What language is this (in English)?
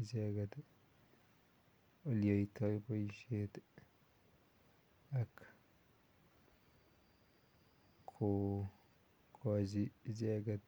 Kalenjin